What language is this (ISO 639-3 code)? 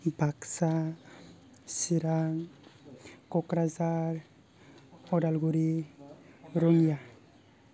brx